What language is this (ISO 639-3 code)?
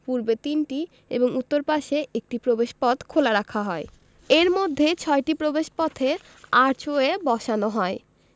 ben